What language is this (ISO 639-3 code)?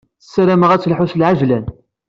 kab